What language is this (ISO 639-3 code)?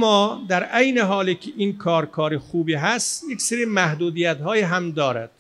fas